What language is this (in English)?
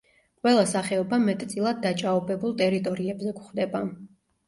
Georgian